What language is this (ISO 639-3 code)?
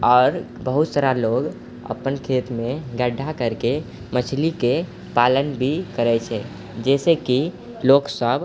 mai